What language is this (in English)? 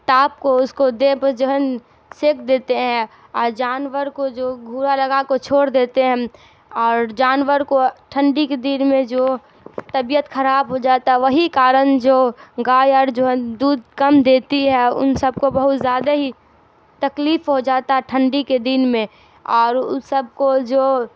Urdu